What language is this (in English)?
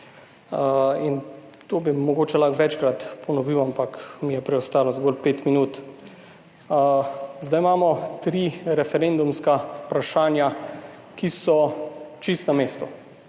Slovenian